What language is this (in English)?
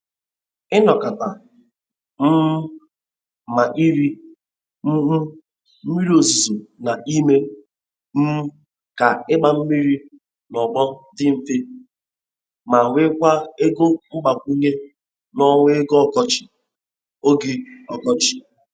Igbo